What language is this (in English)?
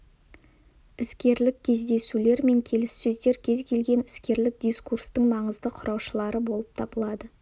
Kazakh